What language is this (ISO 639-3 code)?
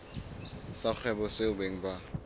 sot